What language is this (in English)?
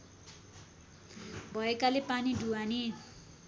Nepali